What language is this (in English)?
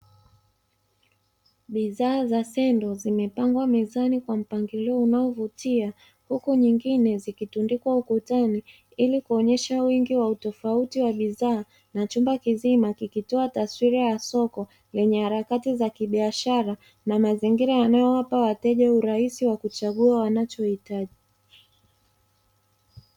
Swahili